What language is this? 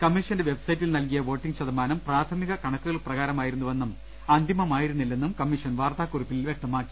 Malayalam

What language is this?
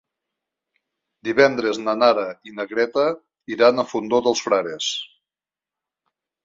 Catalan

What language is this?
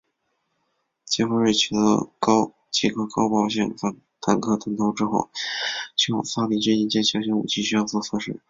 Chinese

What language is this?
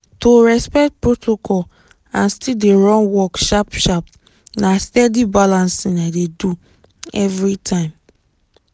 Nigerian Pidgin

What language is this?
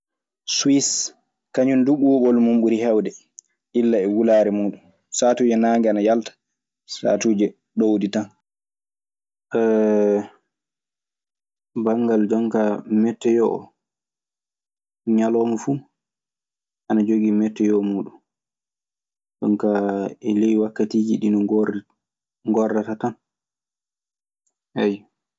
Maasina Fulfulde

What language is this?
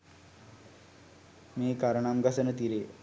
Sinhala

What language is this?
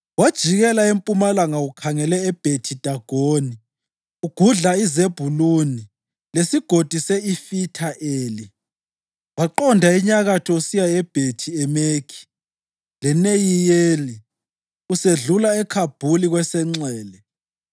North Ndebele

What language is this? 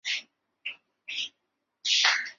Chinese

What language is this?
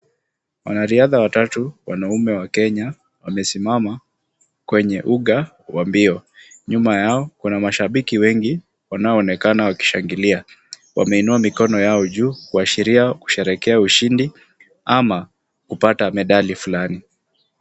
Swahili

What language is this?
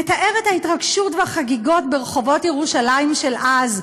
Hebrew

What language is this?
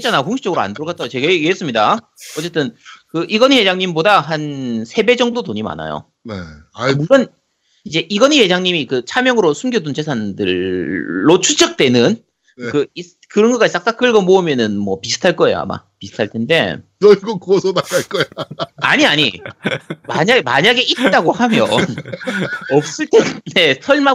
Korean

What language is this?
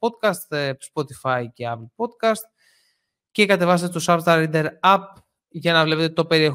Greek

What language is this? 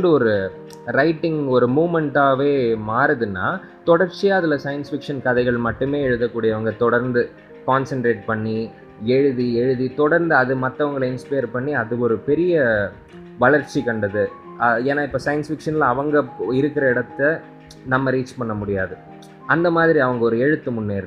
Tamil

